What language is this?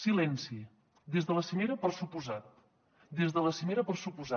Catalan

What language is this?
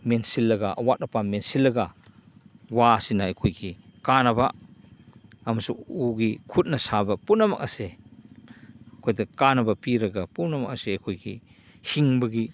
Manipuri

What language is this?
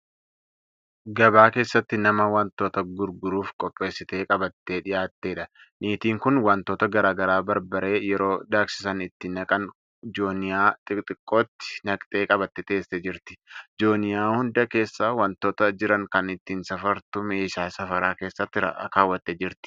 Oromo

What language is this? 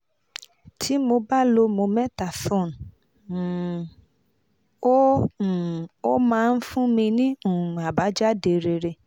Yoruba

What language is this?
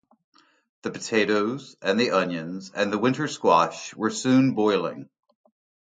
English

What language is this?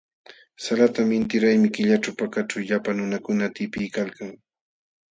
Jauja Wanca Quechua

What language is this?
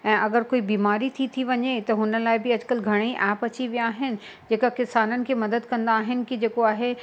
Sindhi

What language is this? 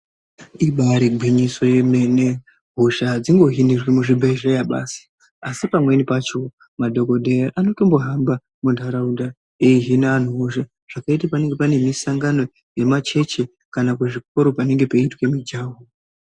Ndau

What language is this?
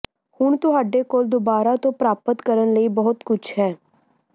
Punjabi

